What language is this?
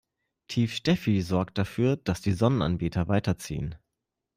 German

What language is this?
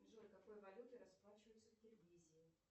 Russian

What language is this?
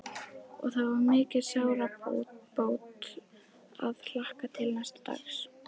Icelandic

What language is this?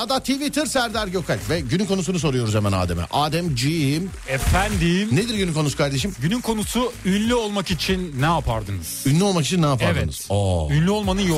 Turkish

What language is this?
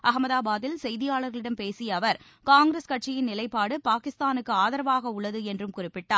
Tamil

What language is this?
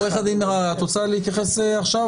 Hebrew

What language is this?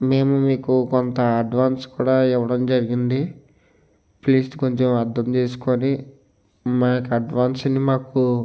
Telugu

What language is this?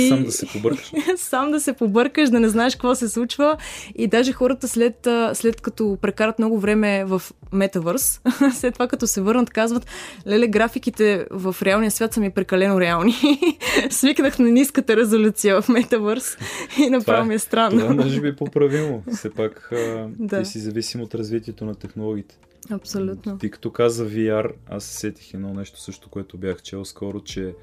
Bulgarian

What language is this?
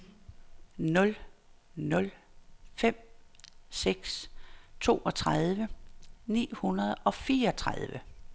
Danish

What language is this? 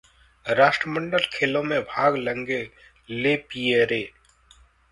Hindi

